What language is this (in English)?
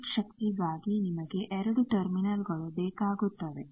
Kannada